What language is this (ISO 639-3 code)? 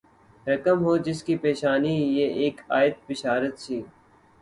urd